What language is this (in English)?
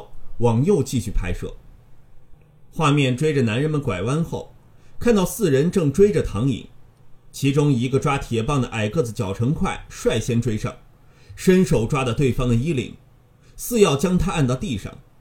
Chinese